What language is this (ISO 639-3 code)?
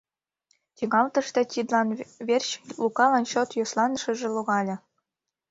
chm